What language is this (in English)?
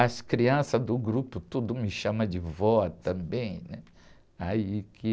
Portuguese